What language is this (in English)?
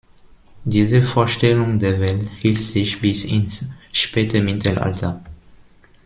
German